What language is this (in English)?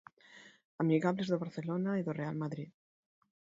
Galician